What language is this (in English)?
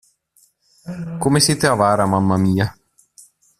Italian